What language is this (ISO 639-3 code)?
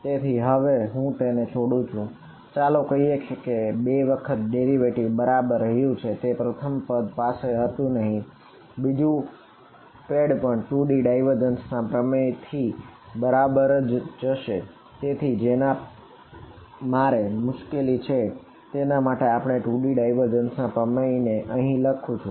guj